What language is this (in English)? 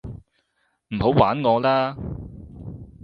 Cantonese